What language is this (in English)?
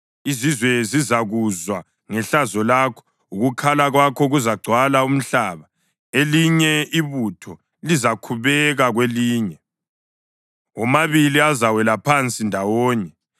North Ndebele